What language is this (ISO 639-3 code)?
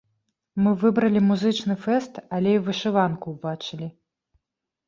bel